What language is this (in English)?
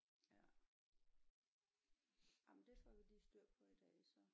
Danish